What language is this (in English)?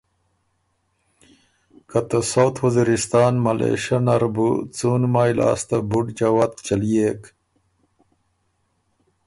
Ormuri